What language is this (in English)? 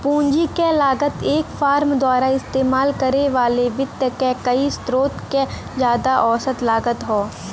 Bhojpuri